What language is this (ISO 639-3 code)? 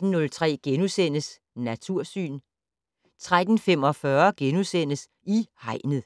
dan